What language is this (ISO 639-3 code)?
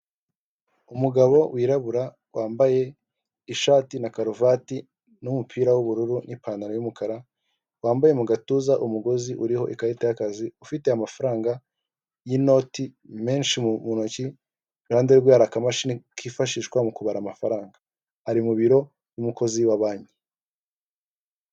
kin